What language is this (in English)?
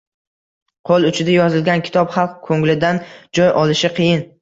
Uzbek